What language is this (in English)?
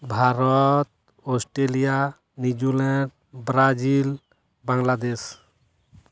Santali